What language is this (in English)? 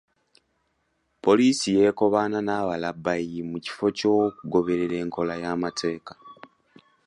Ganda